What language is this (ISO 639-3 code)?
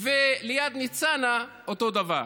heb